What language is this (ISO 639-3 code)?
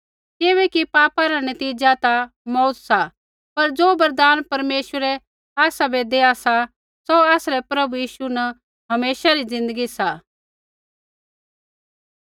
kfx